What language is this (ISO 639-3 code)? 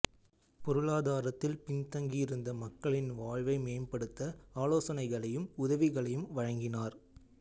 tam